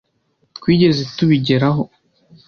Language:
Kinyarwanda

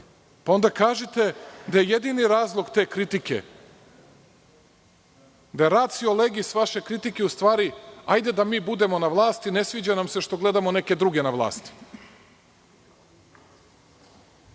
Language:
Serbian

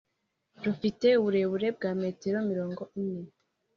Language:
Kinyarwanda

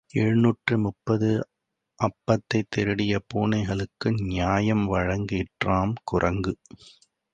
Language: Tamil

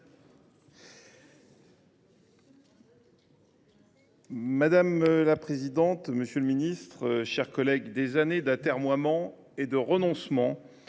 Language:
French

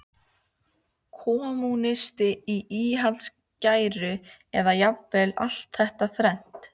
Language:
Icelandic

